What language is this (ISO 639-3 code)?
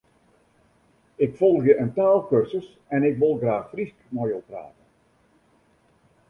fry